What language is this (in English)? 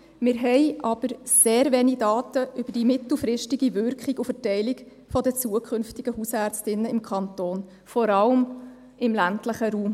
Swiss German